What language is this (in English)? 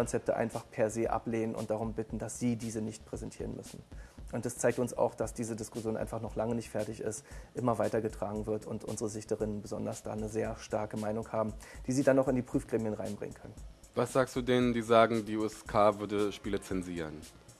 German